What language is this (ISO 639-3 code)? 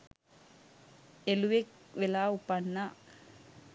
sin